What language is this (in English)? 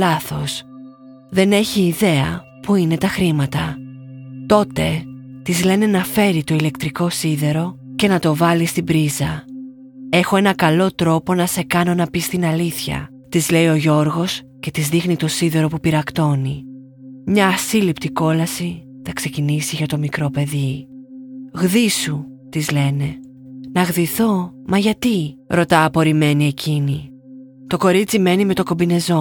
Greek